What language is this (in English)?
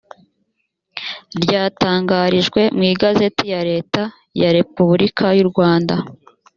Kinyarwanda